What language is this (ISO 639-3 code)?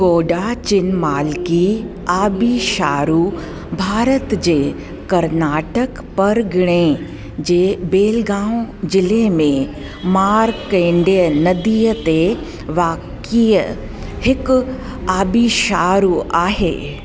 snd